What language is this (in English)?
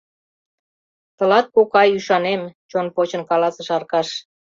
Mari